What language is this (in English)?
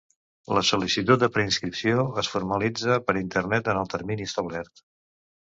Catalan